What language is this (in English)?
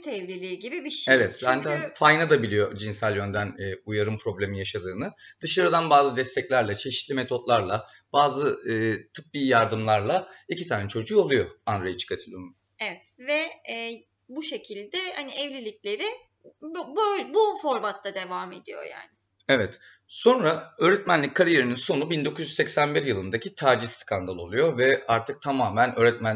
Turkish